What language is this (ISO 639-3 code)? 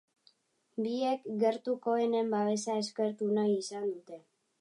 eus